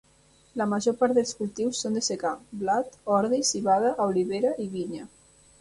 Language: Catalan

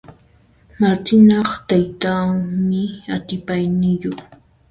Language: Puno Quechua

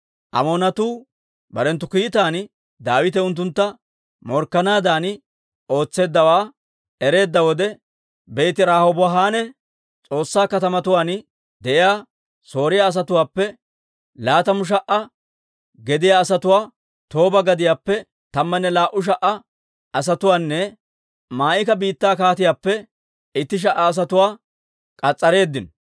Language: Dawro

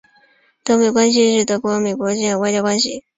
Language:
Chinese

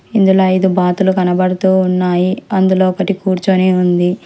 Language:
Telugu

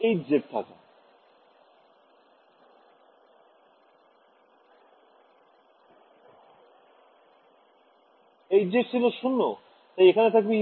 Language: Bangla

